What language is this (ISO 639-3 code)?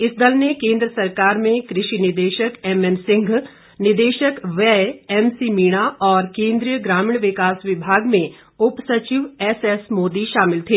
hin